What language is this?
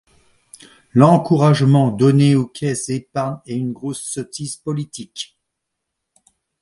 French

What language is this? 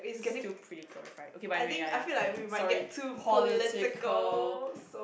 English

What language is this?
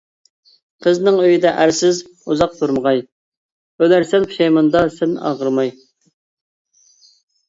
Uyghur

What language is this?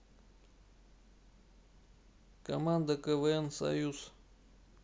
Russian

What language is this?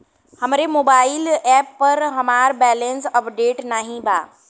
Bhojpuri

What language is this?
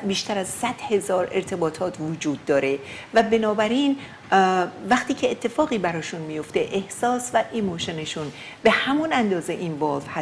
Persian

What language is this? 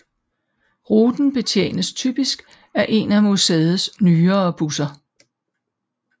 Danish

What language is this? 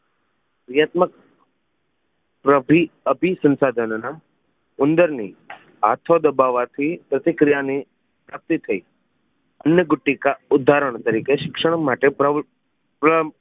Gujarati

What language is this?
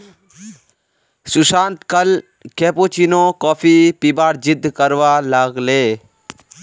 Magahi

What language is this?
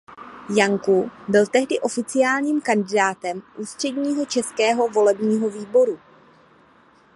Czech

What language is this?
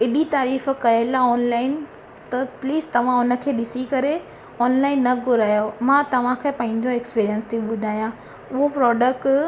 Sindhi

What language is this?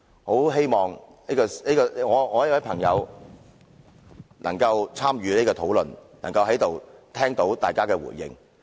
Cantonese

